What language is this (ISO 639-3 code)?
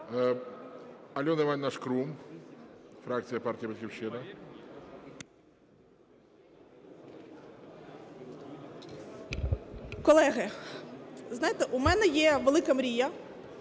ukr